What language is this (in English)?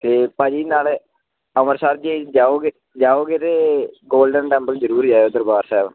Punjabi